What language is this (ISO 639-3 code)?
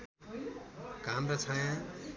nep